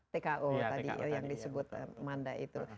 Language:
Indonesian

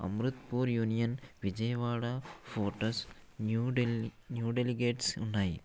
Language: Telugu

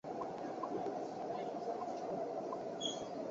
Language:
Chinese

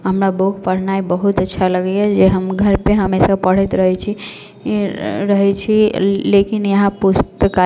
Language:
Maithili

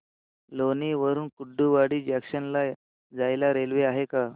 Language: Marathi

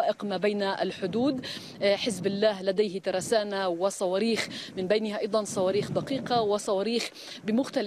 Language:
Arabic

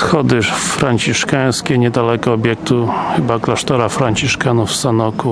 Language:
Polish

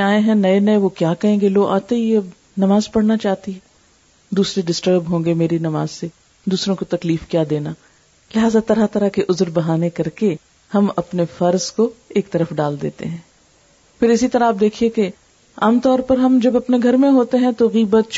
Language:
Urdu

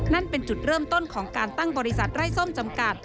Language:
Thai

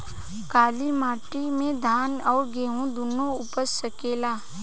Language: Bhojpuri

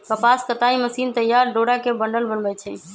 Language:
Magahi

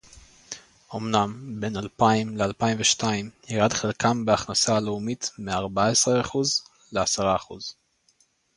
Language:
Hebrew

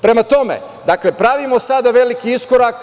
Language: Serbian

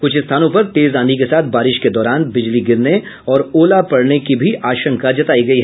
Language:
Hindi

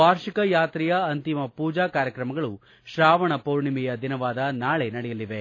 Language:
Kannada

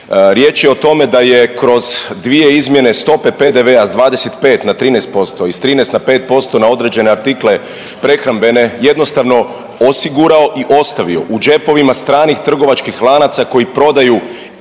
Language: Croatian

